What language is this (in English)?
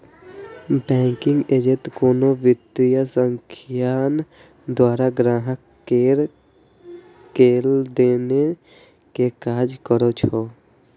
Maithili